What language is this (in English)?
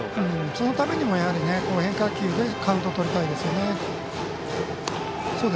Japanese